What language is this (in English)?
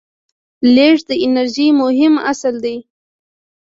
Pashto